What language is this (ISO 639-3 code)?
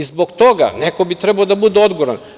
srp